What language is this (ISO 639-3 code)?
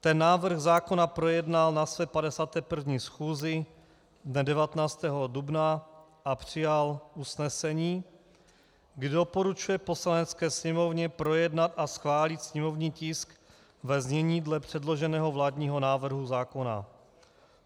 ces